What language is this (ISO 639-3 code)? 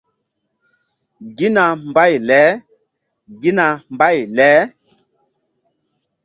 mdd